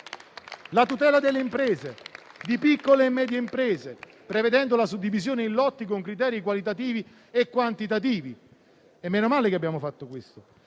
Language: Italian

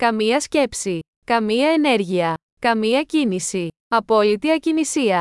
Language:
Greek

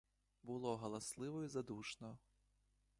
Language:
Ukrainian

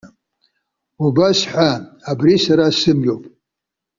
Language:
Abkhazian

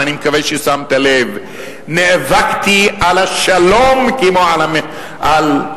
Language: Hebrew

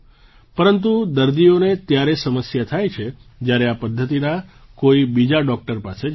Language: Gujarati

